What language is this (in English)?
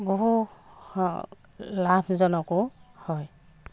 Assamese